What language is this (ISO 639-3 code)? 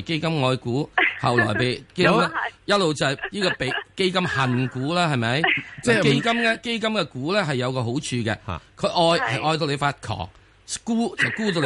zho